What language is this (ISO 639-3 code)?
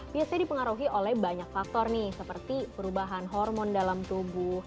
ind